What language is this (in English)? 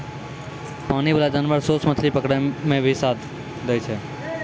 Maithili